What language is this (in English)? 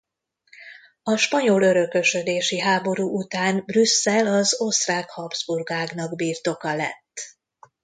Hungarian